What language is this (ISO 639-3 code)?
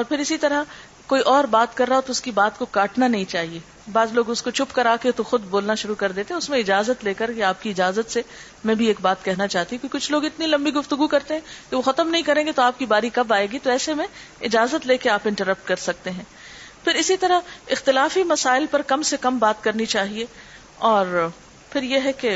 urd